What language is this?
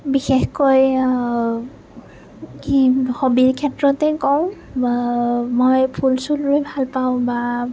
Assamese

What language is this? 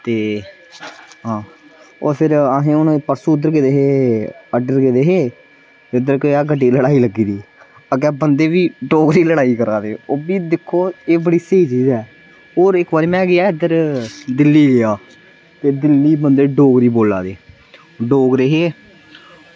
Dogri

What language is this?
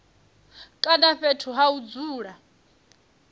Venda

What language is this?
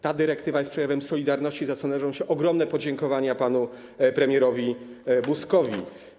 Polish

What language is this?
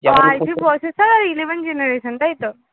Bangla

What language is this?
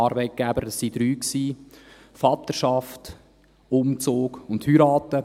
Swiss German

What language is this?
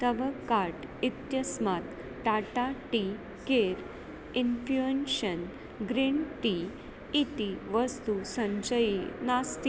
Sanskrit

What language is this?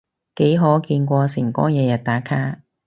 Cantonese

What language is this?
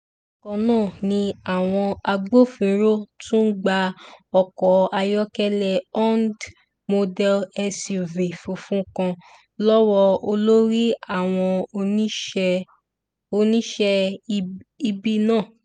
Yoruba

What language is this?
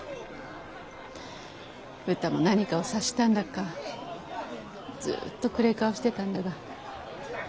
Japanese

